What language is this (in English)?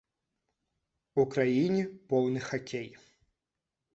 Belarusian